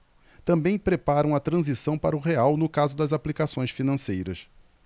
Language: Portuguese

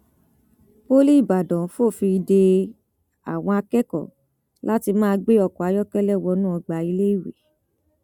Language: Yoruba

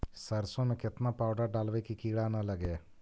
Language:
Magahi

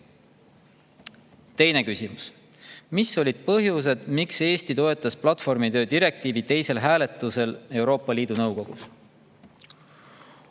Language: Estonian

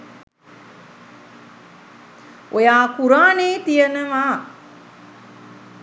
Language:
Sinhala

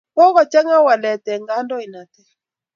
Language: Kalenjin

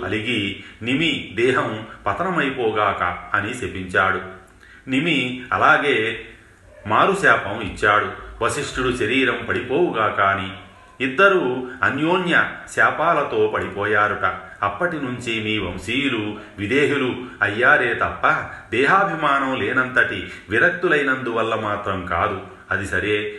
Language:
Telugu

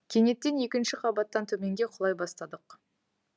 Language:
Kazakh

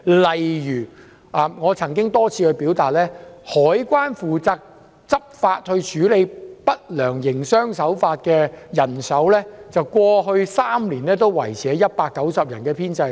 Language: Cantonese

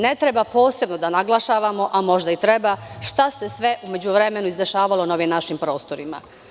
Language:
Serbian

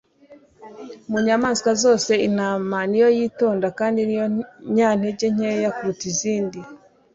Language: Kinyarwanda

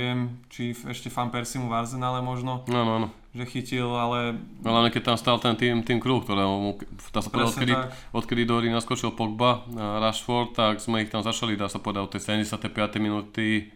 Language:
Slovak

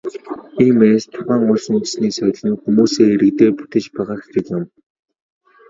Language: Mongolian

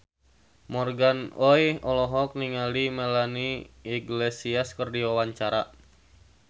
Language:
Sundanese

